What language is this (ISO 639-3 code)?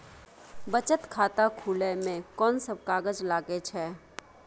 mai